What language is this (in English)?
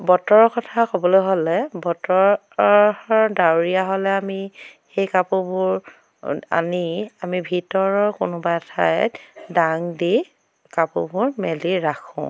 Assamese